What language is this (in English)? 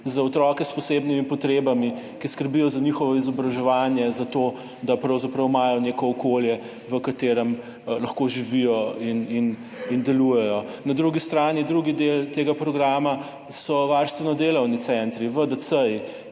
Slovenian